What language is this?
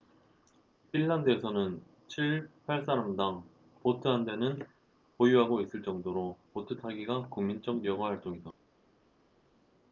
Korean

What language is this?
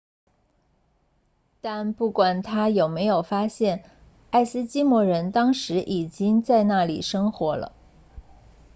Chinese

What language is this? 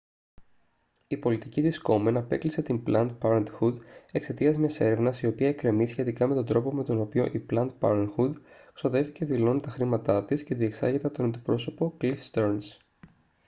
Greek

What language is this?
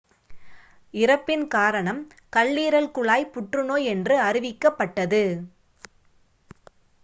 Tamil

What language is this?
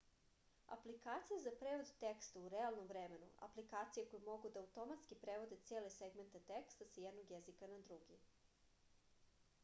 Serbian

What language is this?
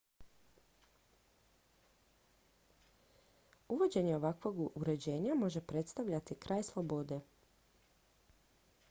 Croatian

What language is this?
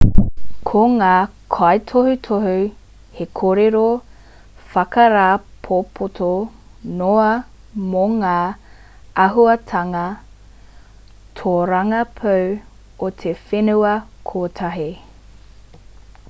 Māori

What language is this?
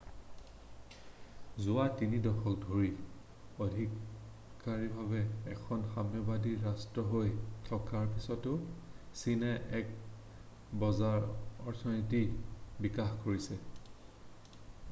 Assamese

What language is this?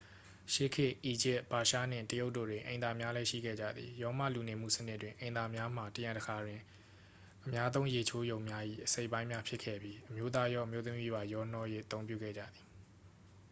Burmese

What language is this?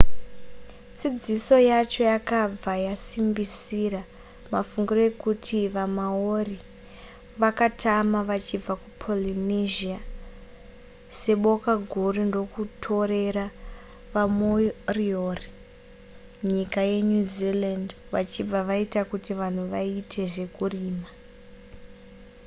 Shona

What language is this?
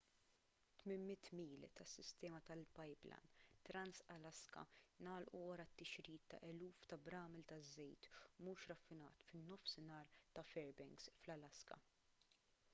Maltese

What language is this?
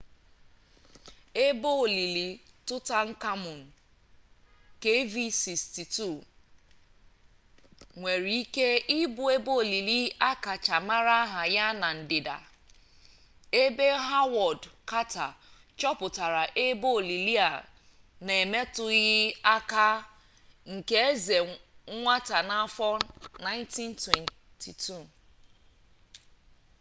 Igbo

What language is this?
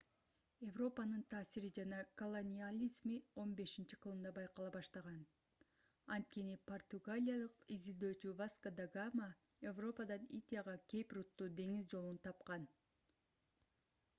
Kyrgyz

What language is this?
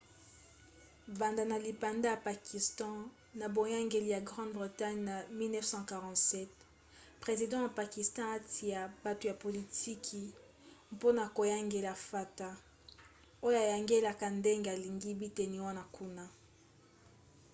Lingala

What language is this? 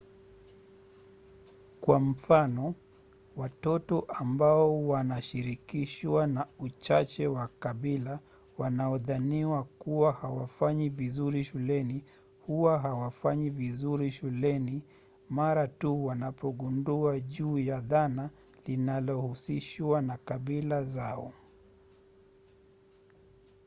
Swahili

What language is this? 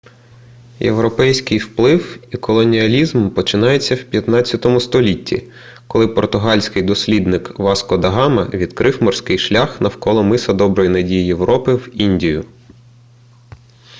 Ukrainian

